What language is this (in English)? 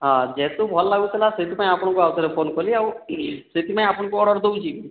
Odia